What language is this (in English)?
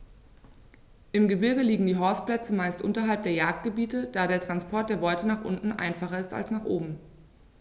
German